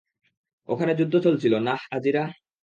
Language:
Bangla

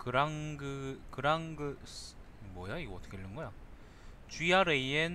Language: Korean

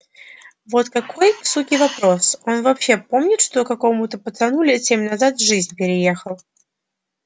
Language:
Russian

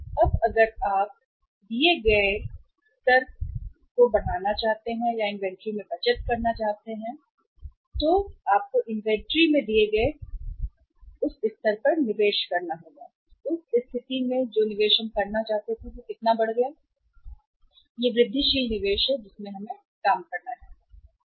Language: Hindi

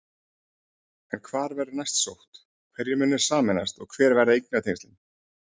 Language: Icelandic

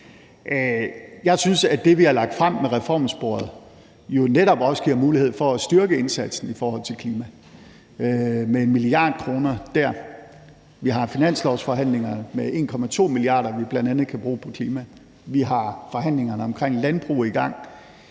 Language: Danish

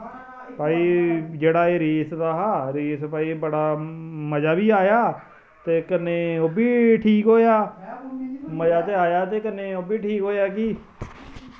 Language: Dogri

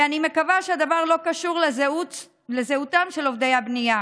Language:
Hebrew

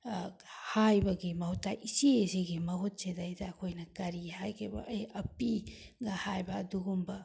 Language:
Manipuri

